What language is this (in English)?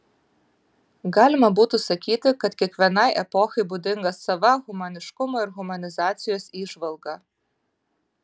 Lithuanian